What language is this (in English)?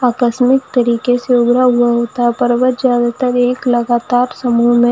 Hindi